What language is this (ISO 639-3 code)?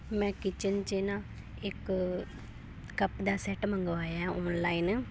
pan